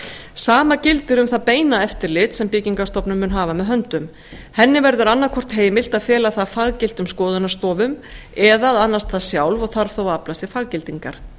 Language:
Icelandic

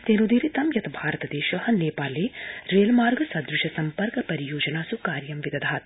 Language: Sanskrit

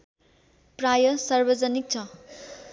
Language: Nepali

